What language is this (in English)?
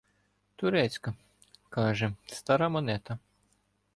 Ukrainian